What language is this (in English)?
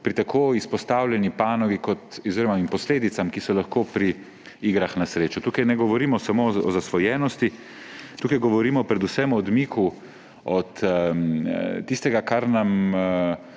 Slovenian